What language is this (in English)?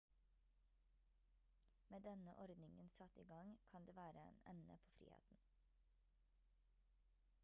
Norwegian Bokmål